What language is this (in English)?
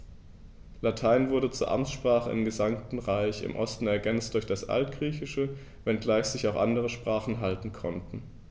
German